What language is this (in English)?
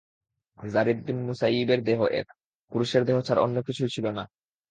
Bangla